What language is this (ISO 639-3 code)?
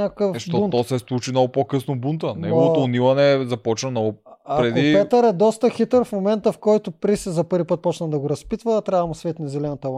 bul